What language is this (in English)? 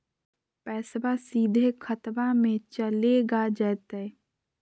Magahi